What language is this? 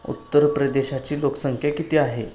Marathi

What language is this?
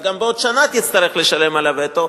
Hebrew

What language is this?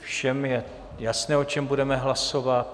Czech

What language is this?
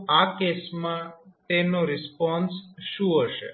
Gujarati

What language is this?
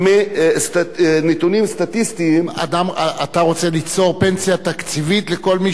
Hebrew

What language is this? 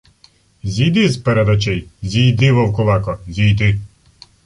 Ukrainian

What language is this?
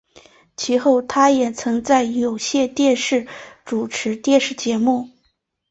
Chinese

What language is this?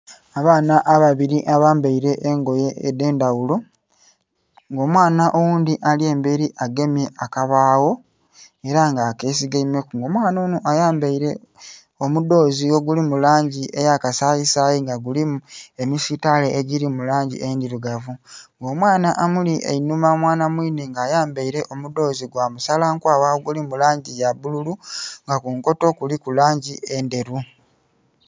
Soga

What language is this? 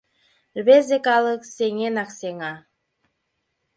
Mari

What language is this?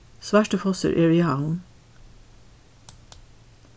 Faroese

